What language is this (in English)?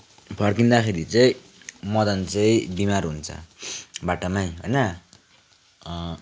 Nepali